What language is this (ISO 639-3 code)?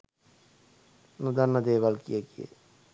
sin